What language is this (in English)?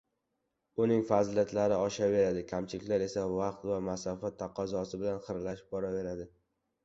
Uzbek